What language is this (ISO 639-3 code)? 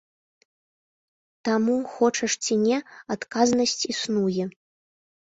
bel